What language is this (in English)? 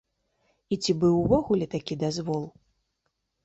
Belarusian